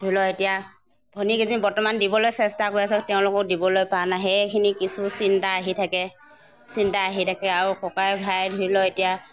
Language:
Assamese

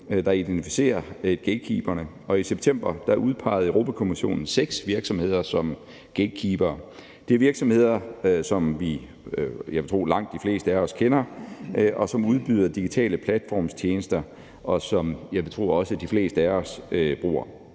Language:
Danish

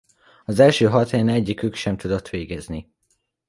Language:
Hungarian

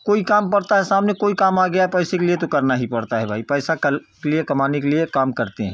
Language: Hindi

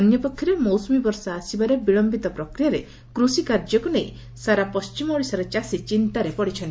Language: Odia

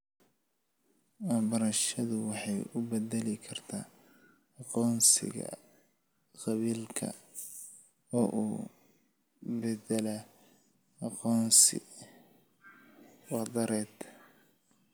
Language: Somali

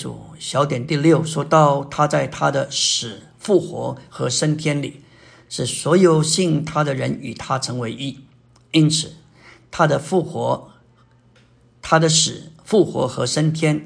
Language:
Chinese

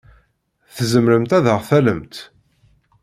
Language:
Kabyle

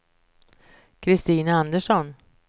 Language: Swedish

